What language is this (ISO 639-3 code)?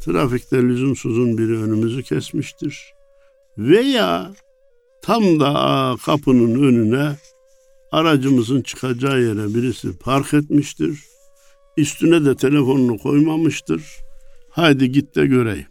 tur